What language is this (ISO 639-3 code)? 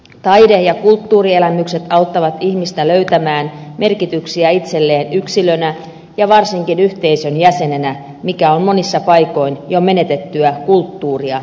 fin